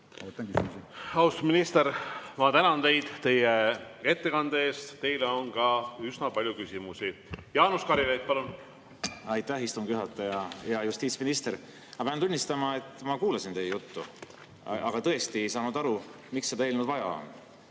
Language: Estonian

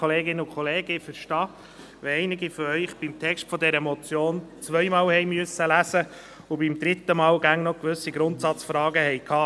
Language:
Swiss German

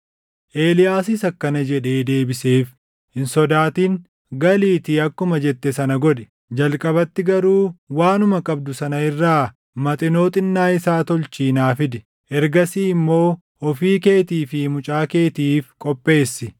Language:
Oromo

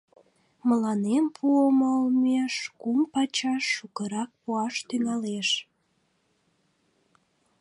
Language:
Mari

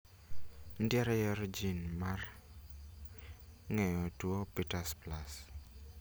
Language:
Luo (Kenya and Tanzania)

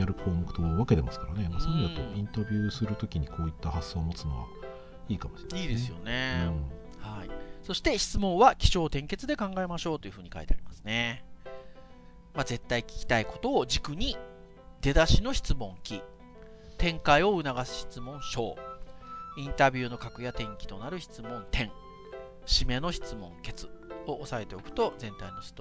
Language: Japanese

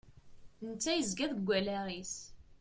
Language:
Kabyle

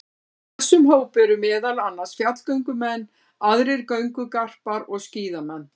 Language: Icelandic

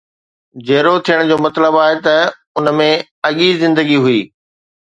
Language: Sindhi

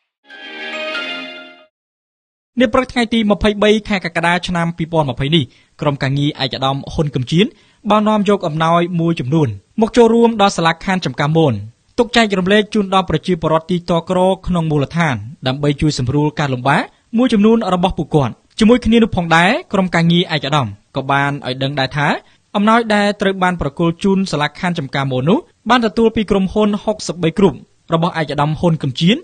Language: Thai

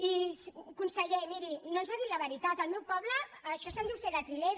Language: Catalan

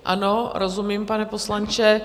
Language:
Czech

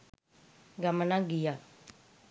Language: Sinhala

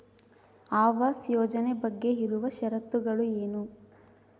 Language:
Kannada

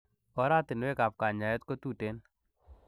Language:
Kalenjin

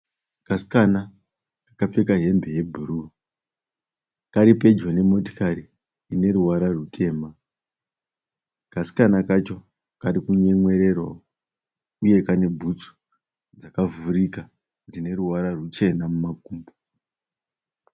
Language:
Shona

